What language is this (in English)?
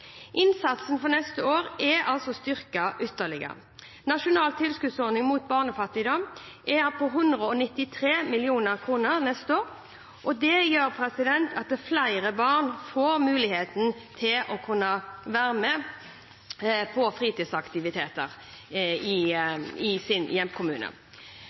Norwegian Bokmål